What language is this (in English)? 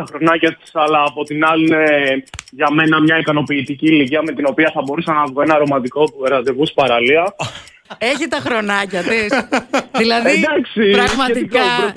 Greek